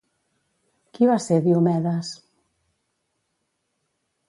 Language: Catalan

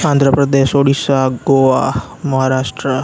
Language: Gujarati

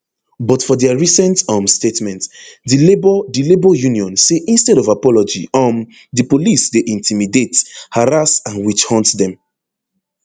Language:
Nigerian Pidgin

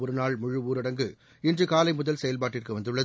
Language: Tamil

